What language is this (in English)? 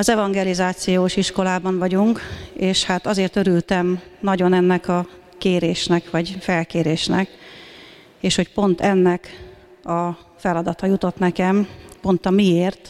Hungarian